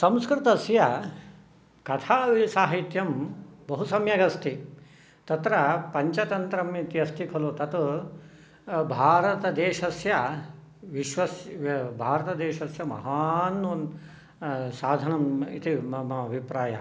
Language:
Sanskrit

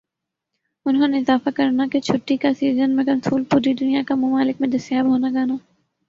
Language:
Urdu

